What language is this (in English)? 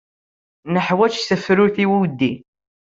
Kabyle